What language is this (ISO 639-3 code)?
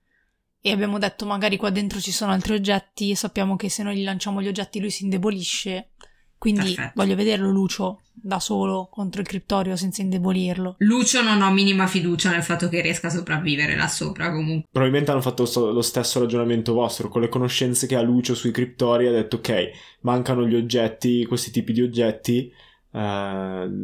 ita